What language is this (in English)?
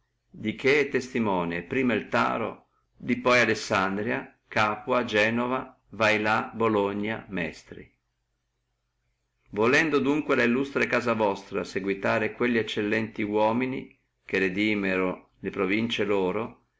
Italian